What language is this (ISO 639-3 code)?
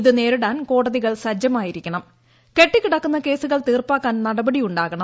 mal